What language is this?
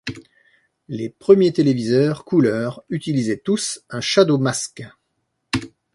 French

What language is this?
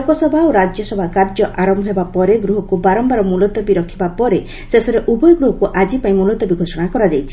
Odia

